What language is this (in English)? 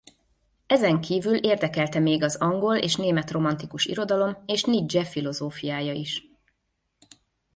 Hungarian